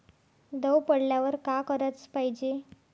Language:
Marathi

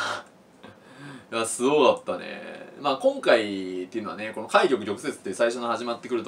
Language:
Japanese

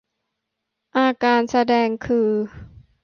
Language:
Thai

